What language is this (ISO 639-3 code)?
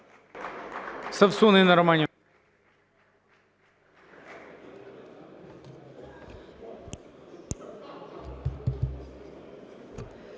ukr